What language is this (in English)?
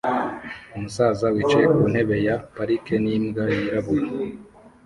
Kinyarwanda